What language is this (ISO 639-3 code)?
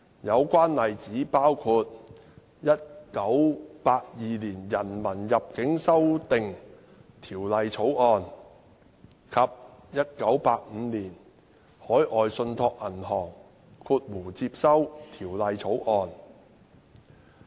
yue